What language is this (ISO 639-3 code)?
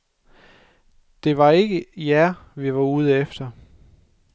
dan